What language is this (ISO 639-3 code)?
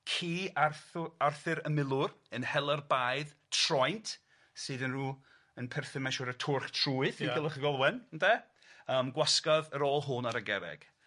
cym